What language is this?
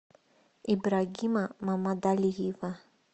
Russian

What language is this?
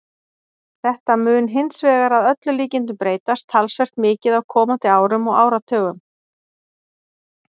Icelandic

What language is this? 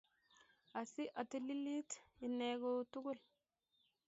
Kalenjin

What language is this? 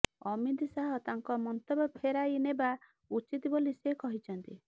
Odia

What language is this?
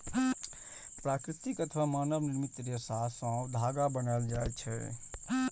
Maithili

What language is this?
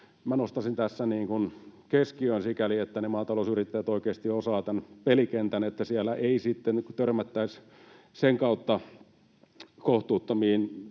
Finnish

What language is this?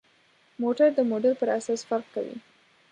Pashto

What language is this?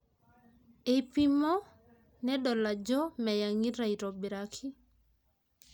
Masai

